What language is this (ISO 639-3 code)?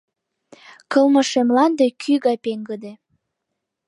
chm